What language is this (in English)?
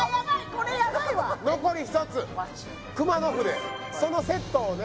Japanese